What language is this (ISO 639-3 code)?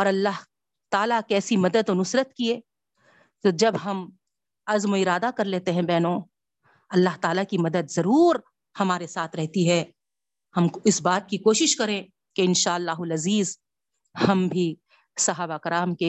urd